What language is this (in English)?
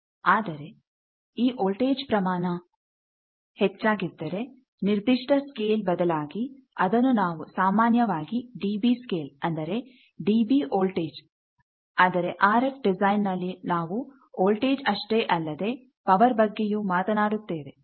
Kannada